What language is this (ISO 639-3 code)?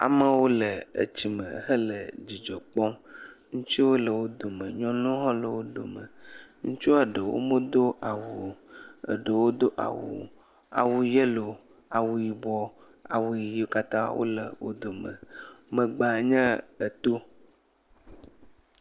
ewe